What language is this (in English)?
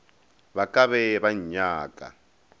Northern Sotho